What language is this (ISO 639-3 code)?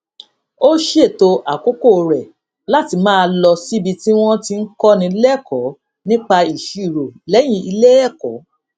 yor